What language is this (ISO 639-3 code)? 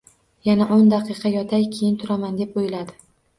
uzb